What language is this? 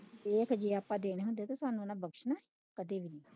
Punjabi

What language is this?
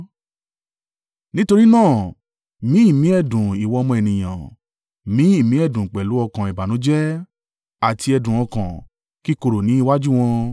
Yoruba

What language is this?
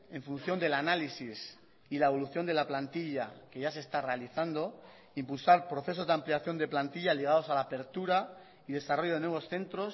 Spanish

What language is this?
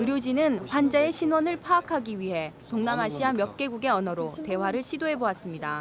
Korean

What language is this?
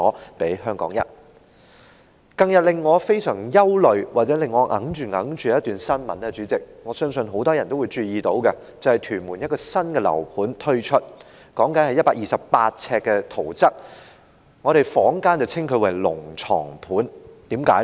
Cantonese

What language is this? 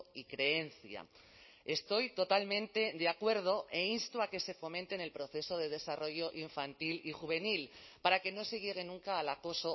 Spanish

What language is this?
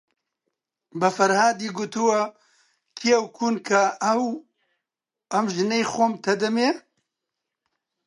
Central Kurdish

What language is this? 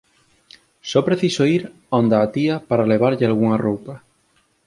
Galician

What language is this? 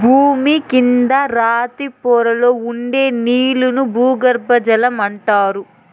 Telugu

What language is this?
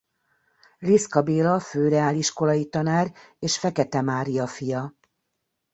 Hungarian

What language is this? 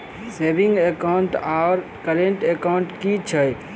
Maithili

